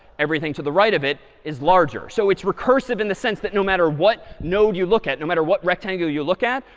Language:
English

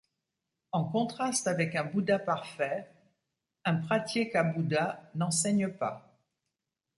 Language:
French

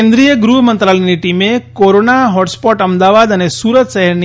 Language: Gujarati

